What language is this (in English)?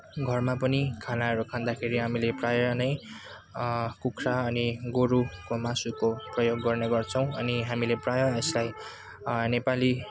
Nepali